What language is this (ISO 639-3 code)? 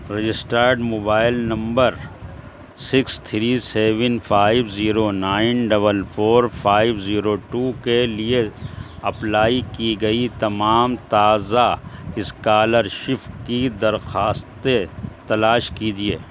urd